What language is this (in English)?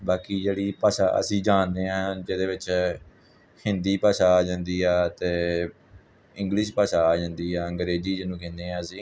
Punjabi